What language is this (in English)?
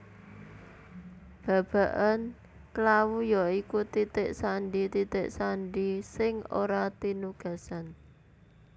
Javanese